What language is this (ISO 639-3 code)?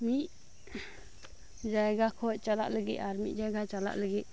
sat